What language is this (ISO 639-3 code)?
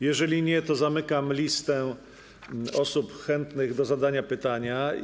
pol